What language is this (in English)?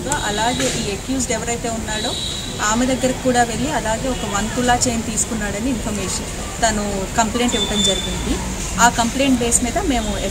Hindi